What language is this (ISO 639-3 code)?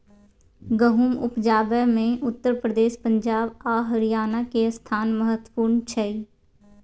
mai